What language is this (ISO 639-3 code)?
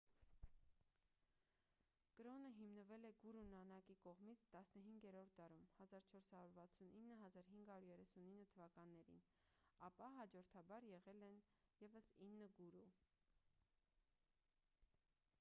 hye